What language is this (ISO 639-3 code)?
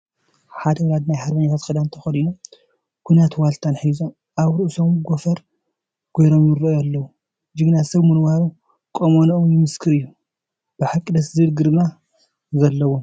tir